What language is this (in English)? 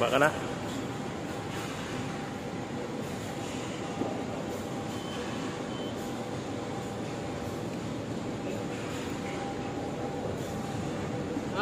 Filipino